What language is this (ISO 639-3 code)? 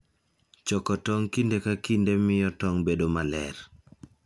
luo